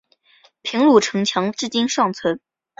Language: Chinese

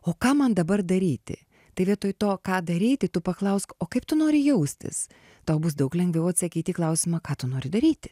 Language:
Lithuanian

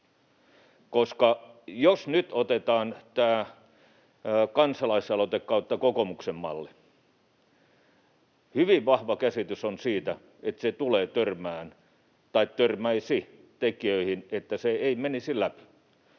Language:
Finnish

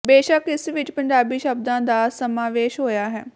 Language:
Punjabi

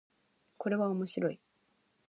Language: Japanese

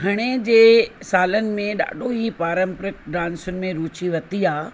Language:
Sindhi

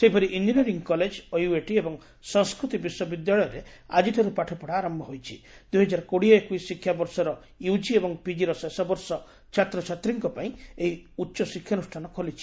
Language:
Odia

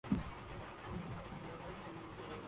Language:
Urdu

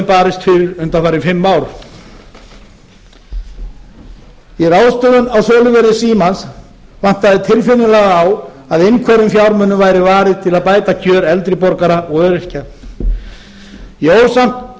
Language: Icelandic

